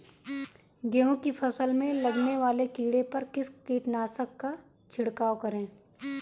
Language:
Hindi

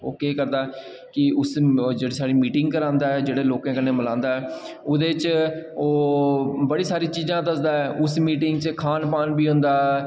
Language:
Dogri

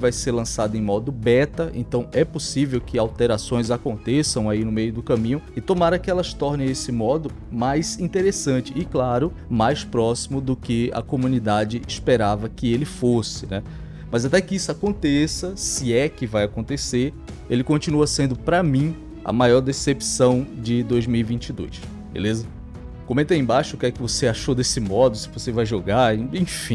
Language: Portuguese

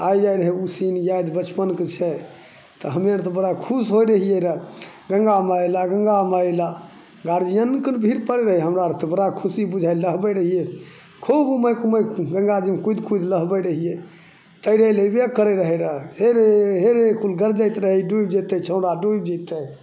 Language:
Maithili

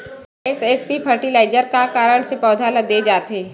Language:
Chhattisgarhi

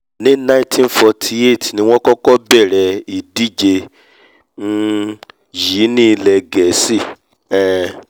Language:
Yoruba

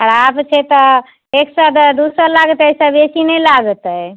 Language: Maithili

